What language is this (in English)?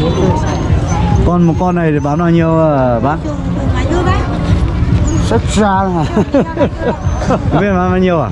Vietnamese